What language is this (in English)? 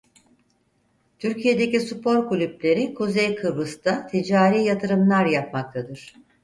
Turkish